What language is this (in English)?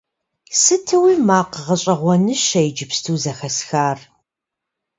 Kabardian